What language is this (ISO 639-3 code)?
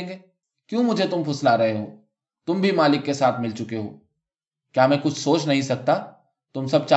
urd